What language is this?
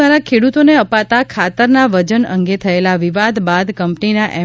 Gujarati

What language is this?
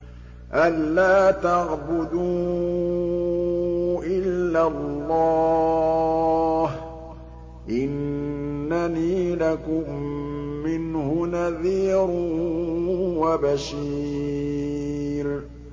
Arabic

